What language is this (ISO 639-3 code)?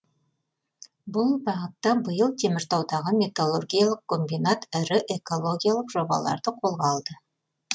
kaz